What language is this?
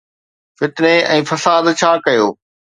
Sindhi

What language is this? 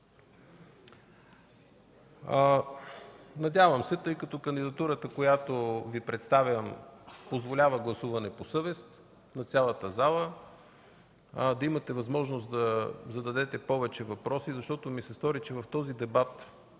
Bulgarian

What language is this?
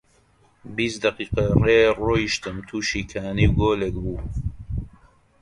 Central Kurdish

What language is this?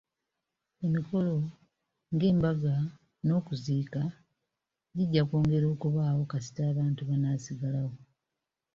Ganda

